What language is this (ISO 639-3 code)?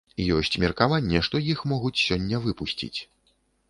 bel